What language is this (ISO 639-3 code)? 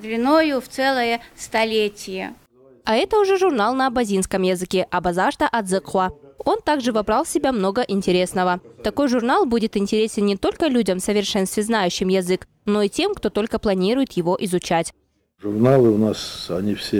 rus